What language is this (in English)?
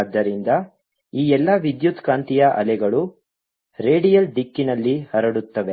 Kannada